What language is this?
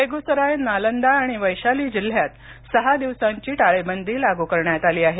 Marathi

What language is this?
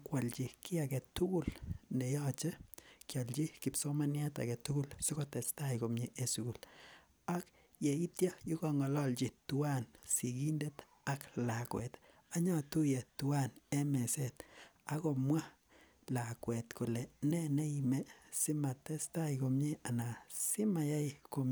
Kalenjin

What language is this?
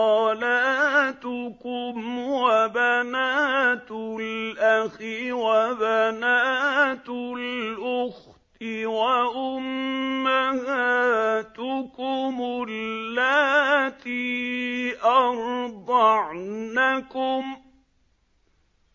Arabic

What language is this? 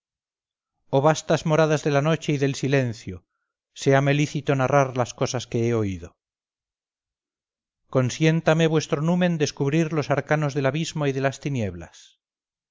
Spanish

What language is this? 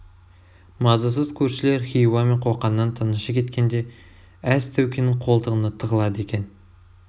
Kazakh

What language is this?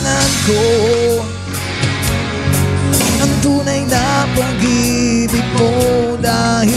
Indonesian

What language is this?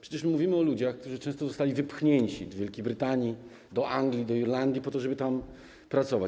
Polish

